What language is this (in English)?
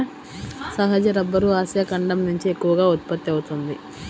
Telugu